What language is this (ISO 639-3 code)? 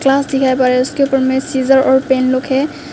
hin